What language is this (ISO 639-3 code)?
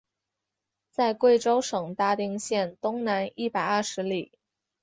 zho